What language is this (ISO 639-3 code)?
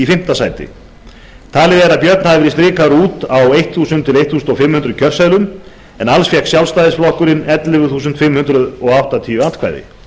isl